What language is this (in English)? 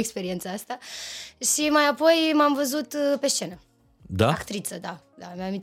Romanian